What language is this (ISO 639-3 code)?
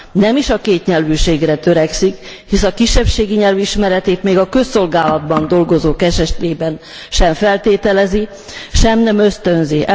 hun